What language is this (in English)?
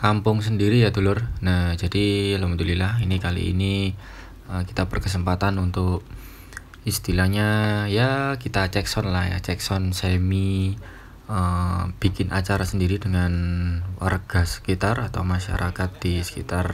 Indonesian